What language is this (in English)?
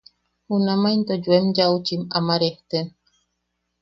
Yaqui